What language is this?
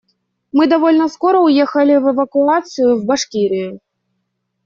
Russian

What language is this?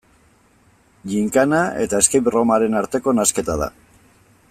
Basque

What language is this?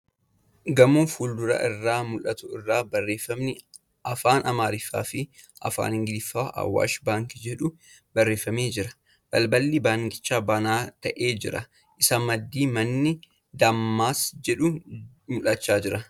Oromo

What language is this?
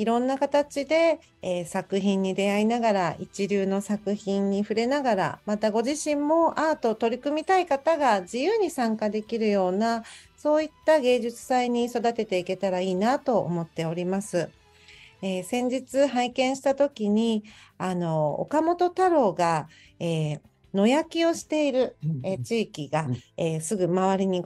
Japanese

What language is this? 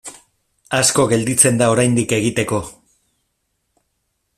Basque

